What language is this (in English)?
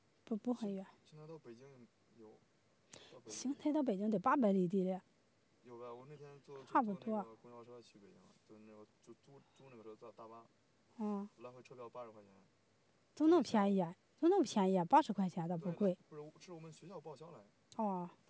Chinese